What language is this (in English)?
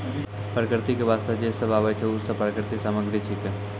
Maithili